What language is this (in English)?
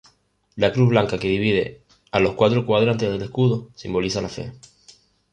Spanish